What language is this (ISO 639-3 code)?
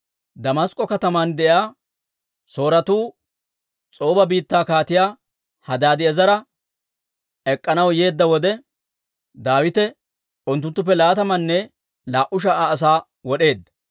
dwr